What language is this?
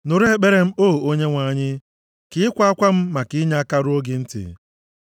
Igbo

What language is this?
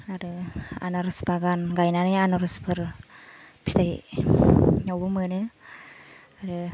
Bodo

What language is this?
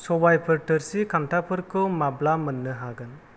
Bodo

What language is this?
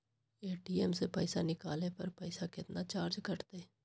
Magahi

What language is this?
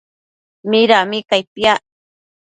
Matsés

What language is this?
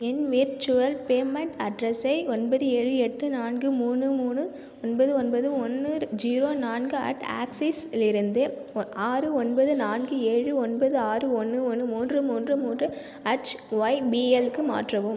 Tamil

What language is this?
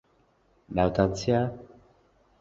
Central Kurdish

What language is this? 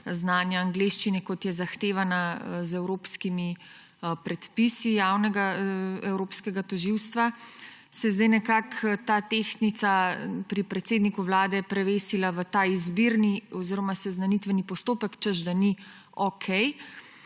Slovenian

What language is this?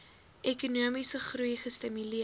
Afrikaans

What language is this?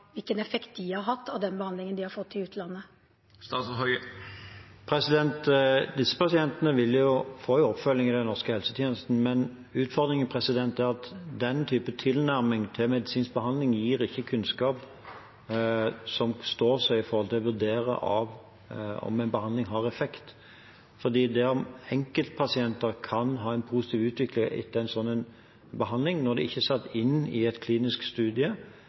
Norwegian Bokmål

